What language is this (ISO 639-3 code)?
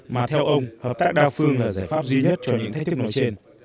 vie